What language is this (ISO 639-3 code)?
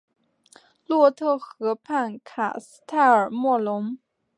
zho